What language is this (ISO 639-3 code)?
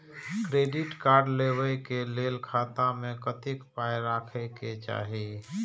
mai